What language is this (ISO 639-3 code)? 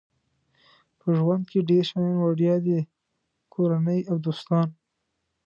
pus